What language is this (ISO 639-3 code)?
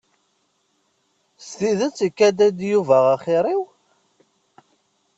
kab